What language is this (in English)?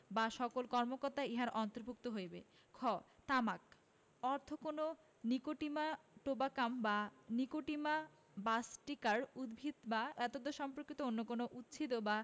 Bangla